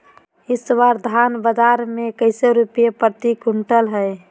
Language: Magahi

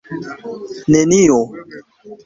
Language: Esperanto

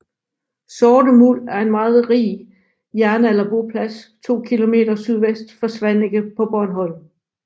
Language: Danish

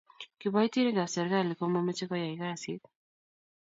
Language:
Kalenjin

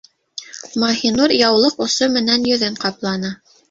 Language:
Bashkir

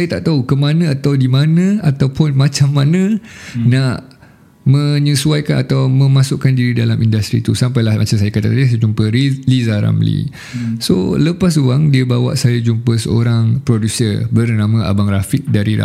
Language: Malay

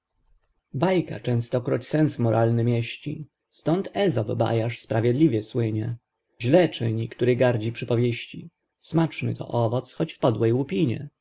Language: Polish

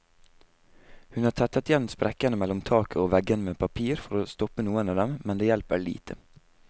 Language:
Norwegian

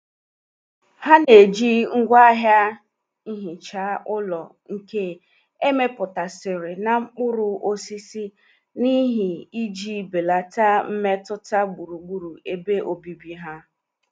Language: Igbo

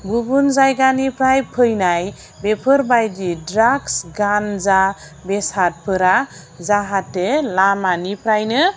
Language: Bodo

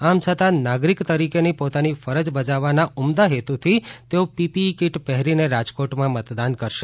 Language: Gujarati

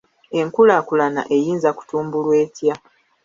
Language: Ganda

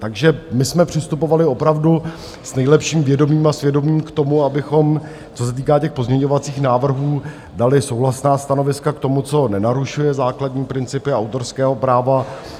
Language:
Czech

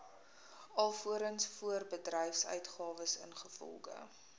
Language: Afrikaans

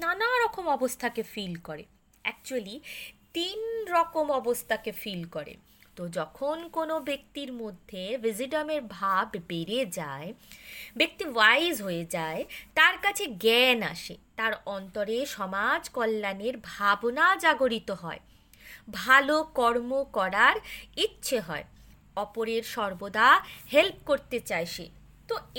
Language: Bangla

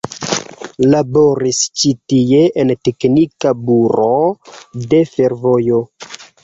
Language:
Esperanto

